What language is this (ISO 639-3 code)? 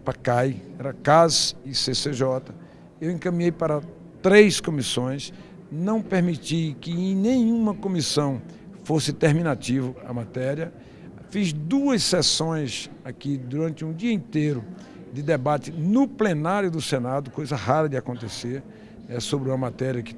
por